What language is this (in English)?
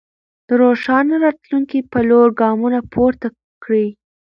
Pashto